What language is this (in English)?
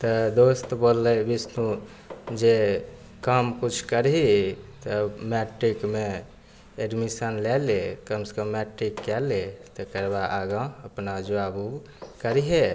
Maithili